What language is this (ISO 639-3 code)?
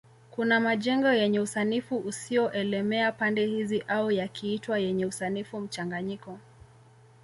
swa